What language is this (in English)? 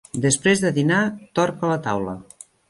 Catalan